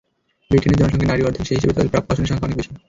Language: Bangla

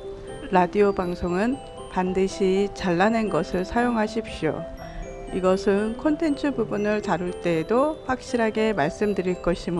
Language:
Korean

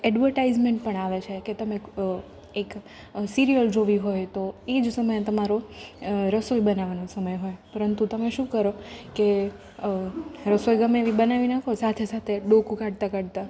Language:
Gujarati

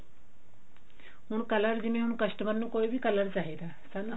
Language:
Punjabi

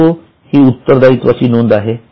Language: Marathi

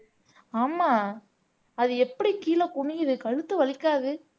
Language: Tamil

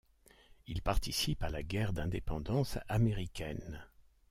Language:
French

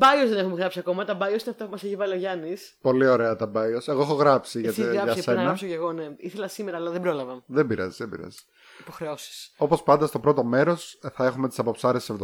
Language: Greek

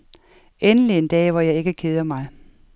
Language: Danish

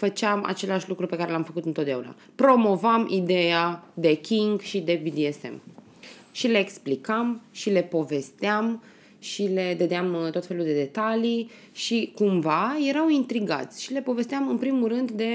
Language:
Romanian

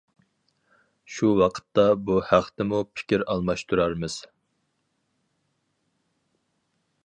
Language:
Uyghur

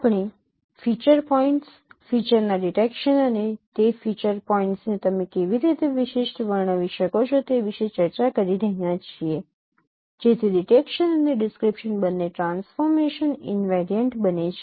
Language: Gujarati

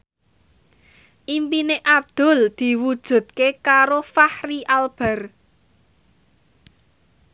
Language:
Javanese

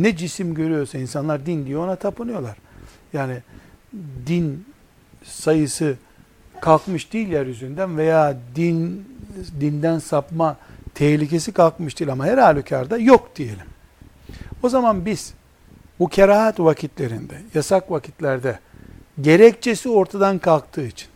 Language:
Turkish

